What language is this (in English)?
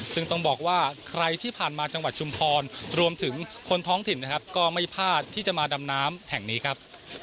Thai